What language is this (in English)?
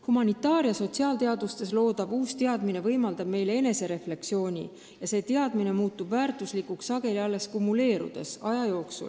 Estonian